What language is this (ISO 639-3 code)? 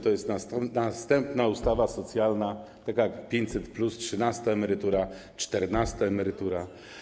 pol